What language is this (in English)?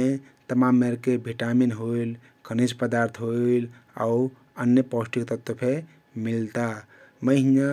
Kathoriya Tharu